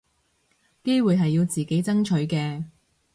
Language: Cantonese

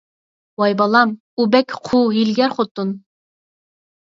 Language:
Uyghur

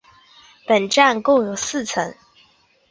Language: Chinese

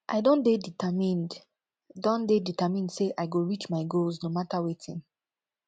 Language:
Nigerian Pidgin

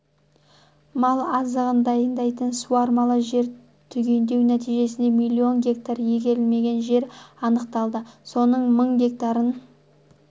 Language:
Kazakh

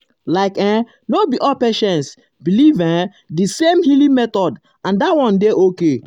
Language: Nigerian Pidgin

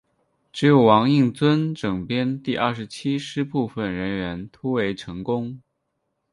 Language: Chinese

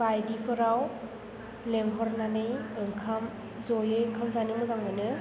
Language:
Bodo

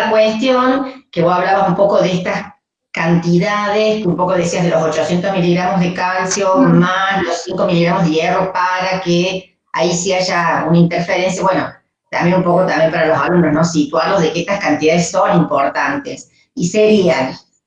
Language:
Spanish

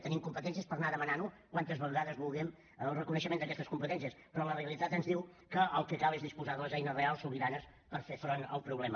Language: Catalan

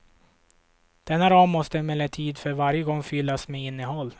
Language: Swedish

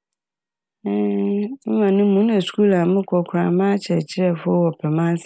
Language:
Akan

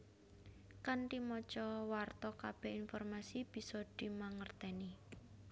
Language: Javanese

